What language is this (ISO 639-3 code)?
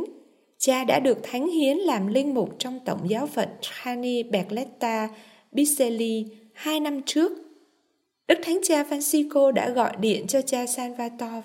vie